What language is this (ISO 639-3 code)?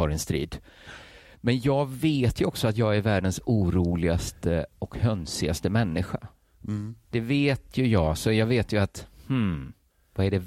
swe